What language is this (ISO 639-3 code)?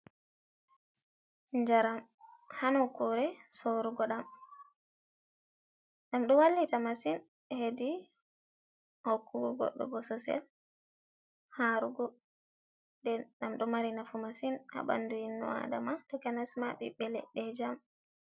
ful